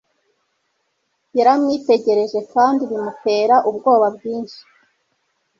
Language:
Kinyarwanda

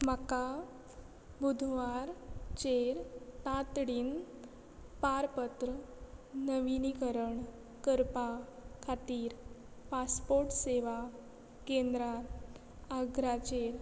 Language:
Konkani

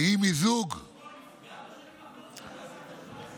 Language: Hebrew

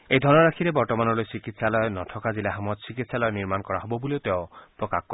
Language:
Assamese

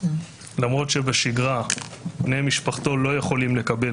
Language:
Hebrew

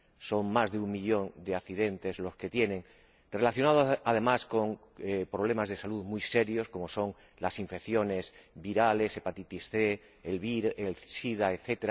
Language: Spanish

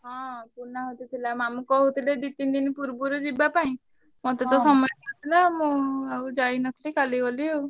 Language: Odia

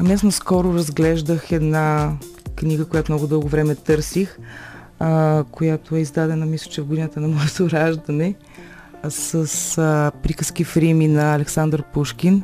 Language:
Bulgarian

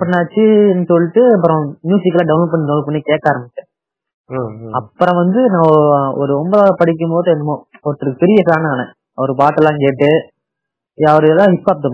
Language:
Tamil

